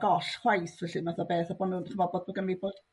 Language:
Welsh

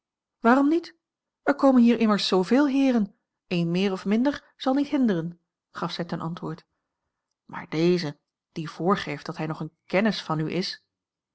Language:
Dutch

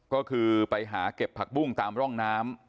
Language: Thai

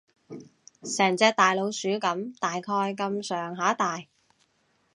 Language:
Cantonese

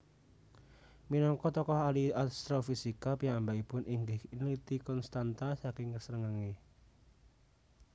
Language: Javanese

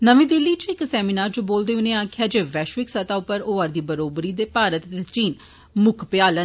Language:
Dogri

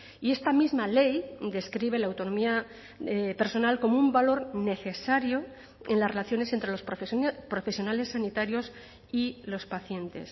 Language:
Spanish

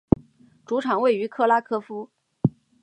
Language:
Chinese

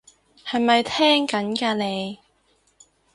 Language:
Cantonese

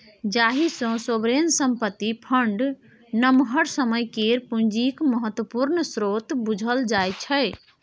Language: Maithili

